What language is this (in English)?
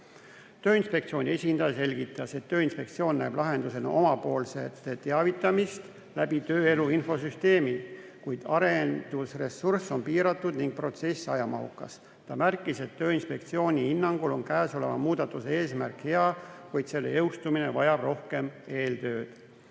Estonian